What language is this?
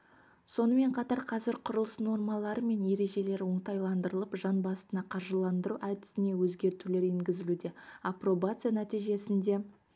Kazakh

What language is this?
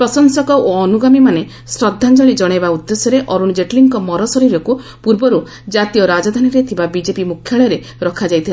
Odia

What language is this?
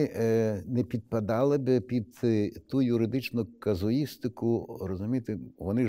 Ukrainian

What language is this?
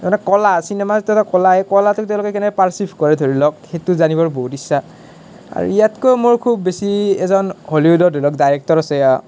Assamese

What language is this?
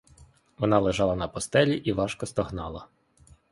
Ukrainian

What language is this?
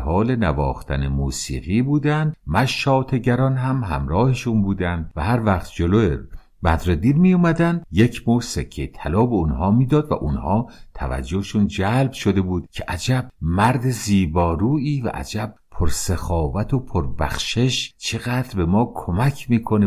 Persian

